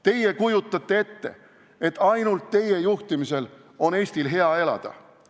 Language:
Estonian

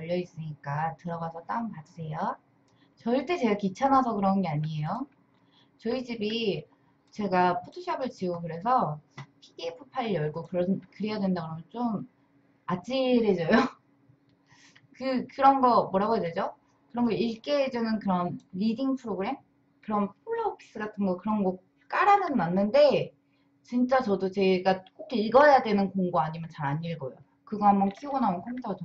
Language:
Korean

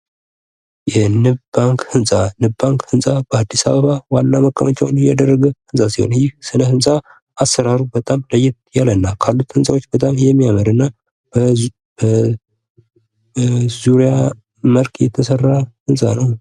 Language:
Amharic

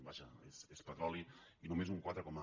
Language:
Catalan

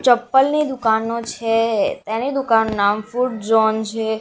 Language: Gujarati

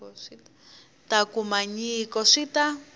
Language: Tsonga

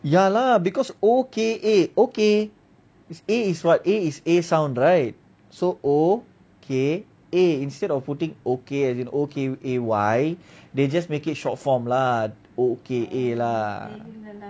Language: English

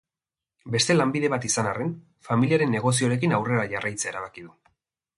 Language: Basque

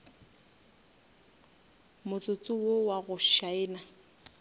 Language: Northern Sotho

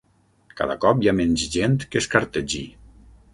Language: Catalan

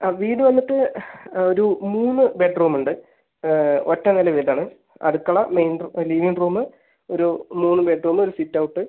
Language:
Malayalam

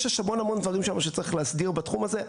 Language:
Hebrew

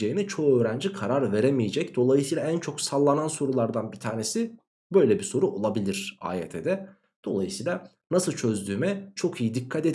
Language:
Turkish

